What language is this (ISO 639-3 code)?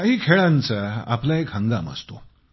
mar